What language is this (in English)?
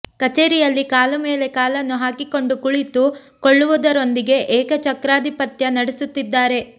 Kannada